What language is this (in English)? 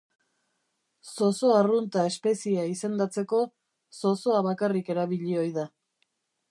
Basque